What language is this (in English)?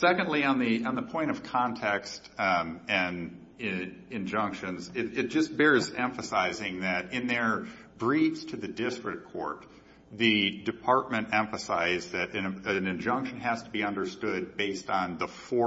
English